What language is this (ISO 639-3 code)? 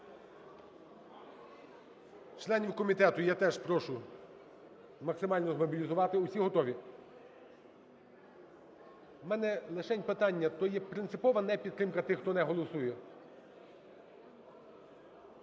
ukr